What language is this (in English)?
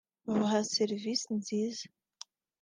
Kinyarwanda